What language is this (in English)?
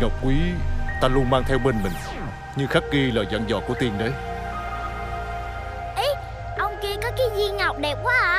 Vietnamese